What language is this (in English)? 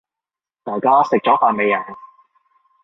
Cantonese